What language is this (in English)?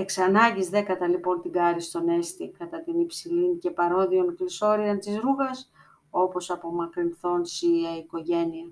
Greek